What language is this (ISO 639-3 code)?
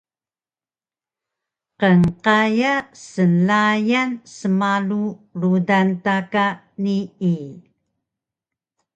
trv